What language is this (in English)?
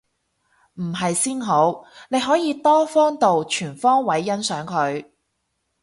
Cantonese